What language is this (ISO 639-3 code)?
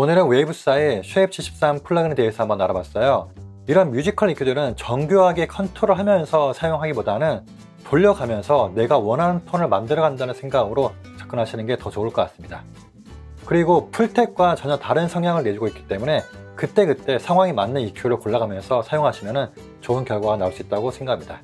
kor